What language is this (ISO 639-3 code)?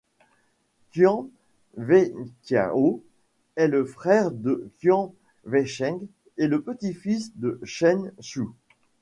fra